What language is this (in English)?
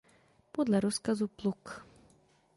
Czech